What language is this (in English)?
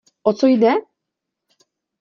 Czech